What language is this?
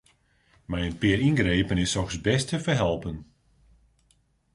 Western Frisian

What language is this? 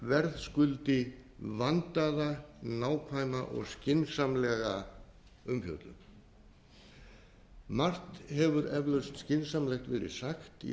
Icelandic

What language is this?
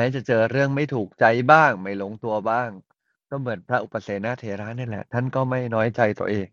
Thai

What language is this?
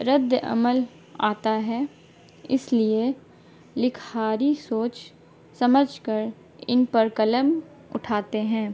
Urdu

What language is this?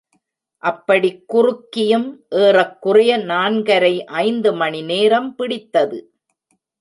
Tamil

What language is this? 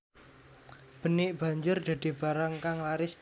Javanese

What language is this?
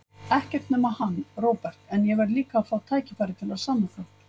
Icelandic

